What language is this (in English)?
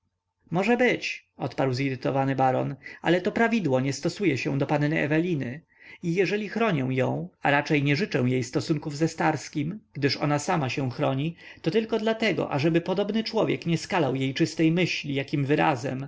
Polish